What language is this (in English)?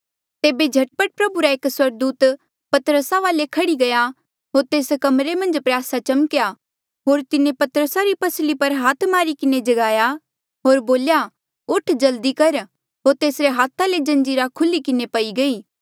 Mandeali